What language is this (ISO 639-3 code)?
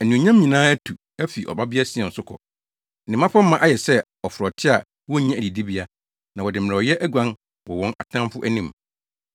aka